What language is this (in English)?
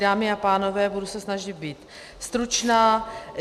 Czech